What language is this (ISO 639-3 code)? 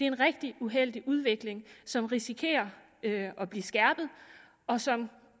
dan